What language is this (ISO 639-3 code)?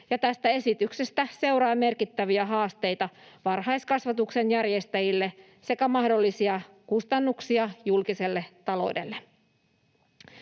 fin